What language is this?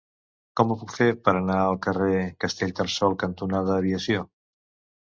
Catalan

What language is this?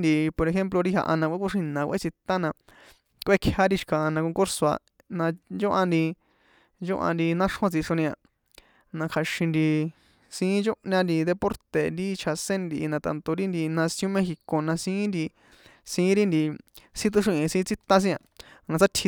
San Juan Atzingo Popoloca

